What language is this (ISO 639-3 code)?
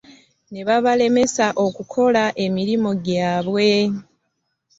lug